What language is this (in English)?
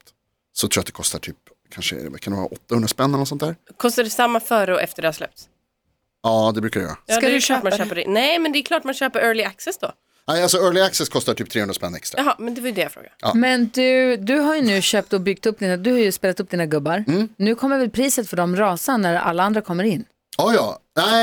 Swedish